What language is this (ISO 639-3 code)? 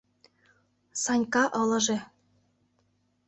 chm